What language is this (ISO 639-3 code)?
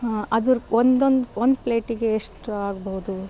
kan